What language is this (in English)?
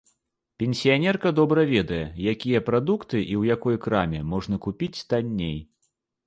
Belarusian